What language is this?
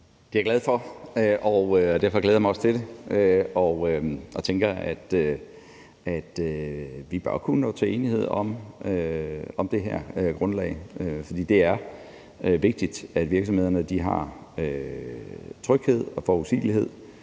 Danish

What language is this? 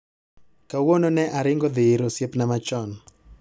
Luo (Kenya and Tanzania)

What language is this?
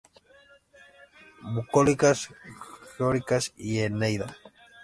Spanish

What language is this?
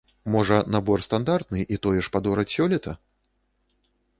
Belarusian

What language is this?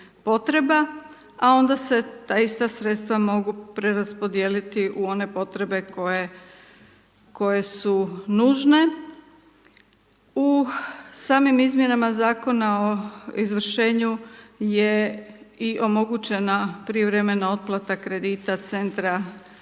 Croatian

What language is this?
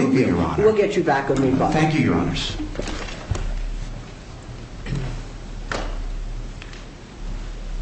English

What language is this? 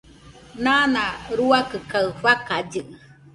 Nüpode Huitoto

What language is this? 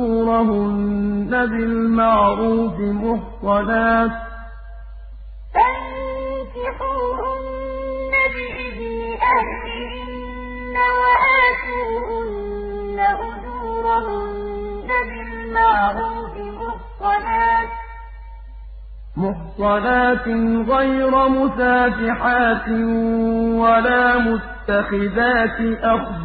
Arabic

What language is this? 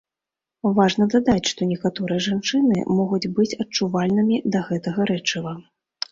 Belarusian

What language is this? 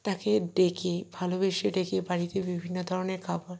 Bangla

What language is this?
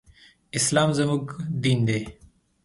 Pashto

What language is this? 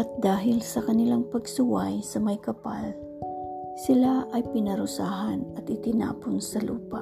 Filipino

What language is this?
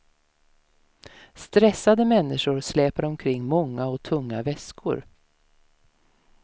Swedish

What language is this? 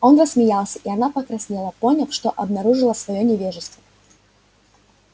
Russian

